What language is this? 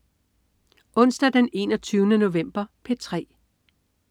Danish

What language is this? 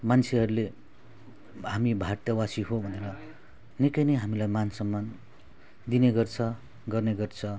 Nepali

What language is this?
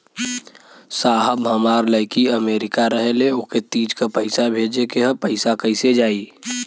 Bhojpuri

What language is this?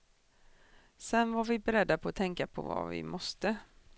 Swedish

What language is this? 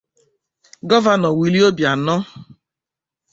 Igbo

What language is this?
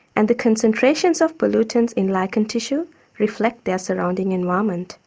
English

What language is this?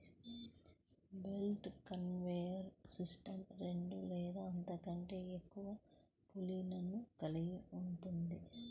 Telugu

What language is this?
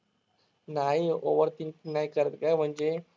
Marathi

